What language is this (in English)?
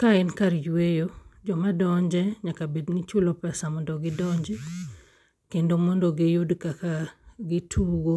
Luo (Kenya and Tanzania)